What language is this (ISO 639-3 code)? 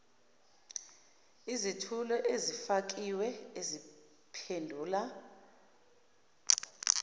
zul